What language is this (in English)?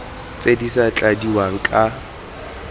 Tswana